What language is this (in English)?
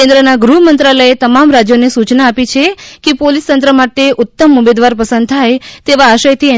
Gujarati